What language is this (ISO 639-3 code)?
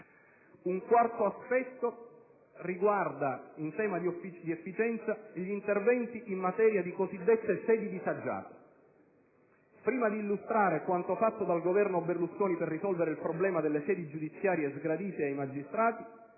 ita